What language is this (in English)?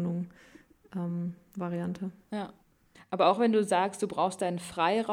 German